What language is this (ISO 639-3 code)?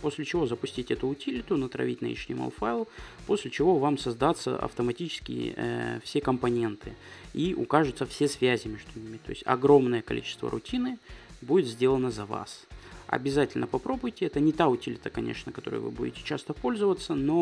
rus